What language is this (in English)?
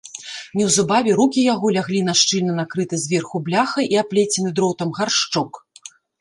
Belarusian